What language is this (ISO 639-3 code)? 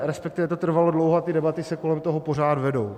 ces